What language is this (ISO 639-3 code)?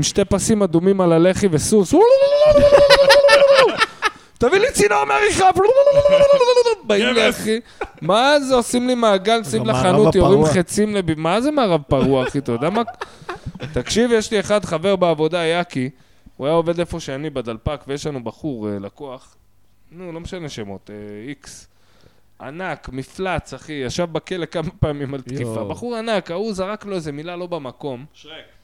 heb